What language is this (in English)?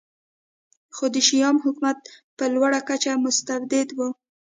Pashto